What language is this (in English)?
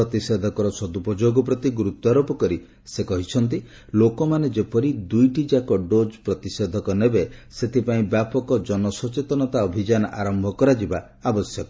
Odia